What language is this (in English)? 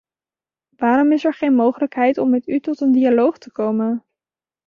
Dutch